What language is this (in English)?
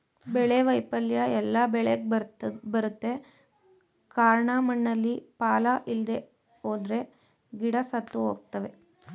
Kannada